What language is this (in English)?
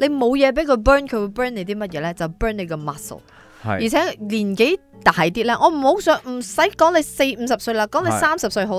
Chinese